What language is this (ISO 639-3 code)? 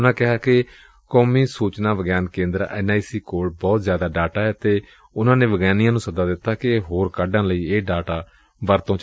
pan